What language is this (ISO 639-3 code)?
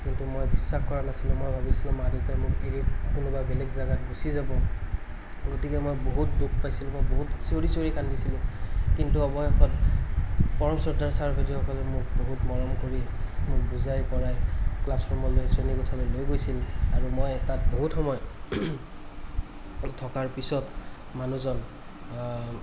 asm